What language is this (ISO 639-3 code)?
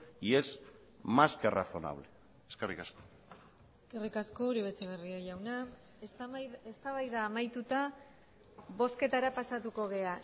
eus